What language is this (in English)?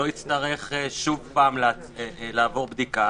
Hebrew